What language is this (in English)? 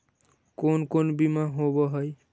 Magahi